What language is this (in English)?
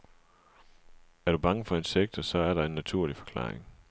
Danish